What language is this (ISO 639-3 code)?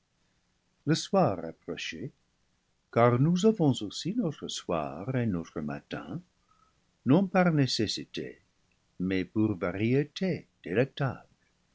fra